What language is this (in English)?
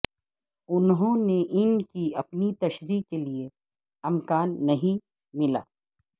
Urdu